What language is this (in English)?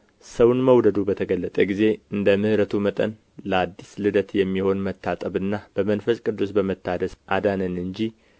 Amharic